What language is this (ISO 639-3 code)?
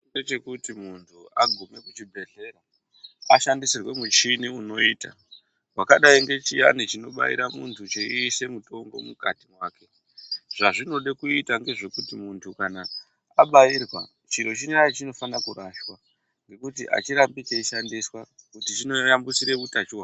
ndc